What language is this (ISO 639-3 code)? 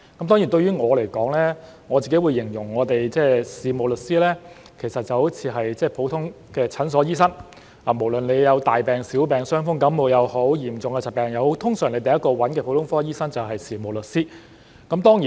yue